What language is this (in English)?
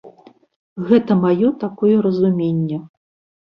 Belarusian